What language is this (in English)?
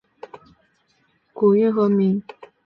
Chinese